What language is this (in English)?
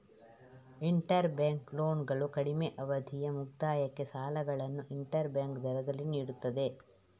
Kannada